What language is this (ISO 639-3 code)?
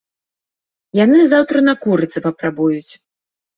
bel